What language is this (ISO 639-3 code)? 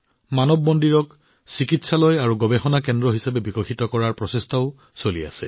asm